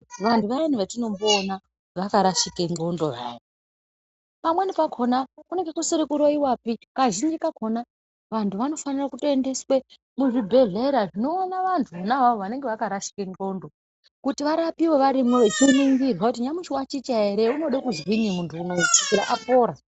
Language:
Ndau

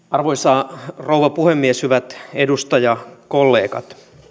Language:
Finnish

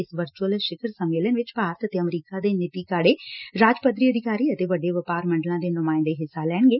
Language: Punjabi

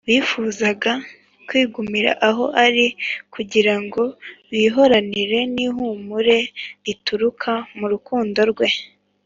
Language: Kinyarwanda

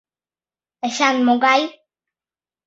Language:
Mari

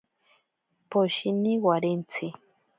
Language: Ashéninka Perené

